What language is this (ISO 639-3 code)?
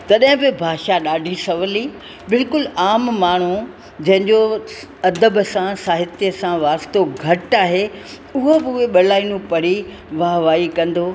snd